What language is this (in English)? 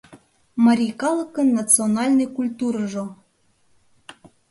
Mari